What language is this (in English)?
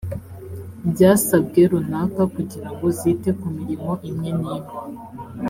Kinyarwanda